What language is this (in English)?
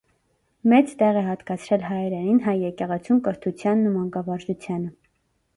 Armenian